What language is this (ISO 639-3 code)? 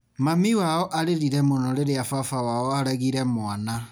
kik